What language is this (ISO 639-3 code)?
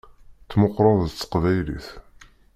kab